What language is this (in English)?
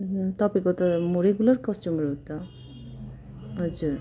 Nepali